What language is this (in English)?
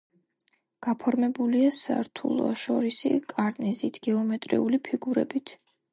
Georgian